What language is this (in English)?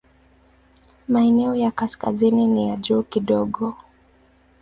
Swahili